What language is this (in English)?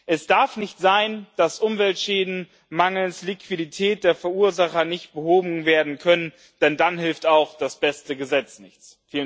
German